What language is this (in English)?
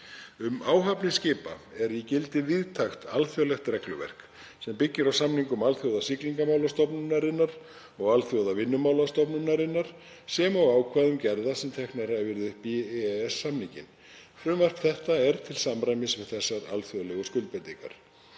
Icelandic